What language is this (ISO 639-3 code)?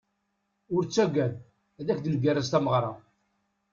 kab